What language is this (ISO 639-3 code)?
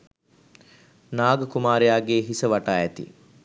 sin